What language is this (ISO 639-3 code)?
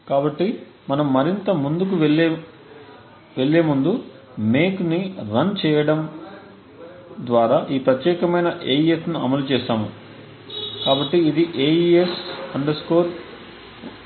tel